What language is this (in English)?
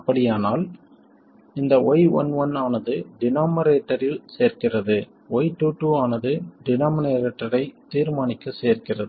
Tamil